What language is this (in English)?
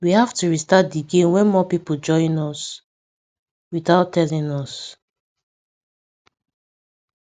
Nigerian Pidgin